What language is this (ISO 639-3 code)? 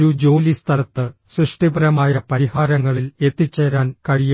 mal